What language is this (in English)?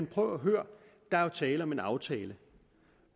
Danish